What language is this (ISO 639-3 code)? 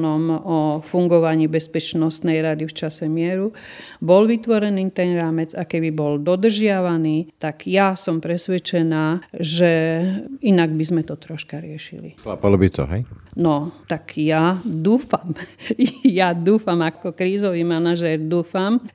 slk